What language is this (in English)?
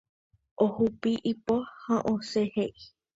Guarani